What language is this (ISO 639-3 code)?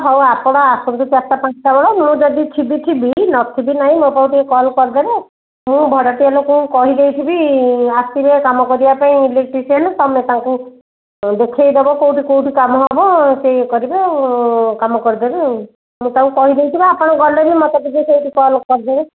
ori